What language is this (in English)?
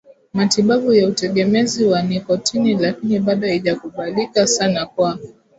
Swahili